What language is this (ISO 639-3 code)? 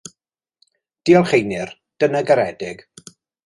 cym